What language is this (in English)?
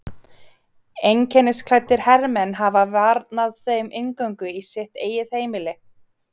Icelandic